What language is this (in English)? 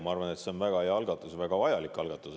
Estonian